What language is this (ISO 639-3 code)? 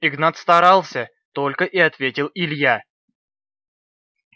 rus